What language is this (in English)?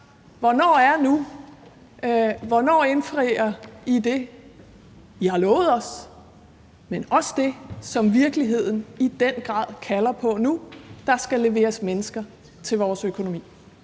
Danish